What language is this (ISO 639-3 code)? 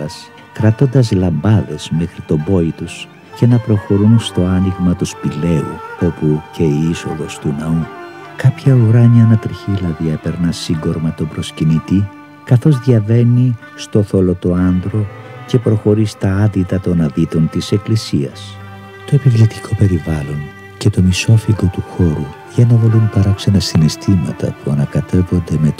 ell